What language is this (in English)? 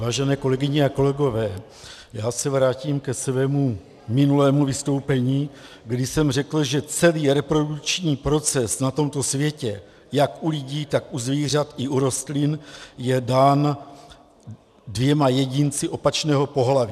Czech